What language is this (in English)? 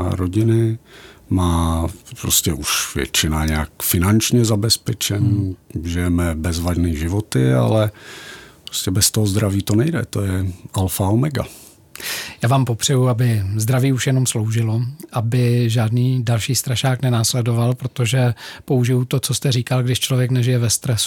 Czech